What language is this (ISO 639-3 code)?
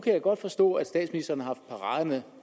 dan